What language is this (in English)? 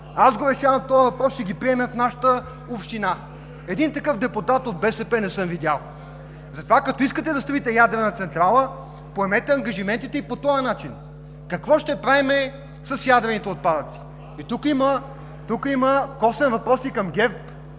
Bulgarian